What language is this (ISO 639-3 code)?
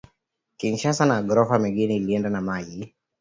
swa